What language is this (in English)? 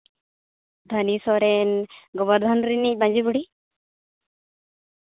Santali